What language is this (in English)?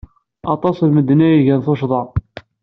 Kabyle